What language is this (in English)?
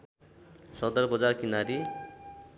Nepali